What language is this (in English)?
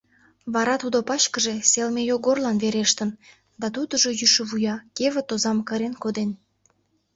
Mari